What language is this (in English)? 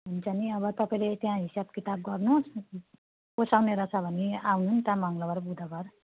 Nepali